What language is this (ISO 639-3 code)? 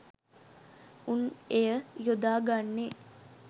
sin